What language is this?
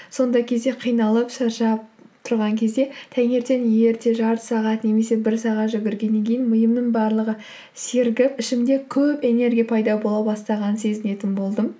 Kazakh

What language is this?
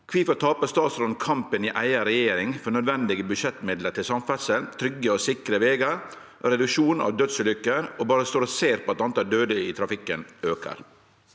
Norwegian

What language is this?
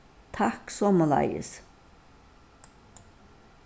Faroese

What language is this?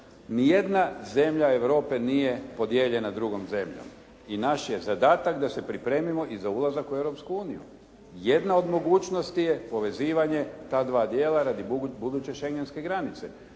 Croatian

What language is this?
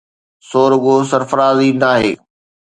Sindhi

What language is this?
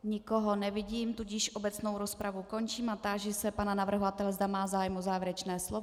Czech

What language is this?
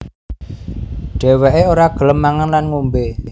Javanese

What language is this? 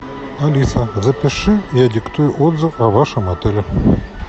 Russian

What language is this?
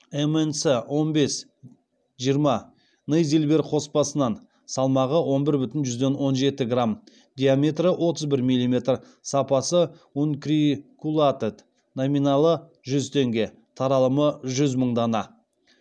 Kazakh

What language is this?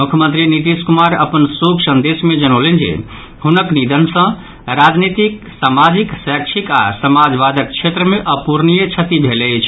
Maithili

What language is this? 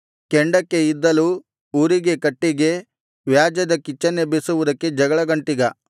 Kannada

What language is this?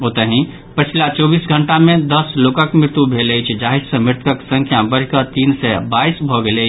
Maithili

